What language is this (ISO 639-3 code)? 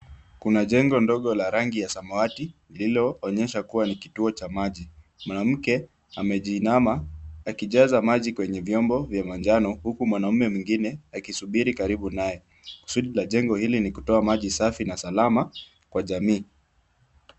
swa